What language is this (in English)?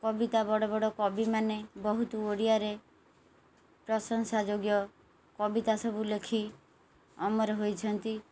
Odia